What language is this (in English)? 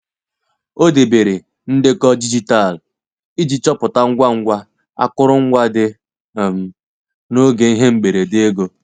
Igbo